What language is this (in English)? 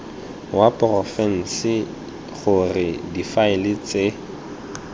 Tswana